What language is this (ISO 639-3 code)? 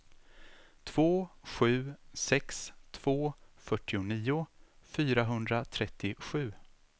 swe